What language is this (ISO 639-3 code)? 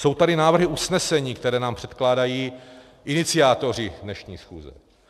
ces